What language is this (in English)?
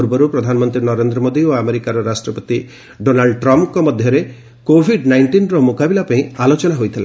Odia